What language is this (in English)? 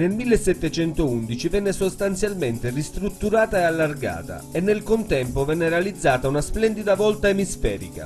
Italian